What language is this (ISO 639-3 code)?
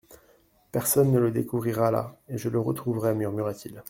fra